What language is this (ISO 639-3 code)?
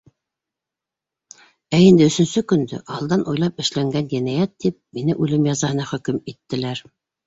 bak